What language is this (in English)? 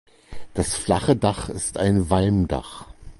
German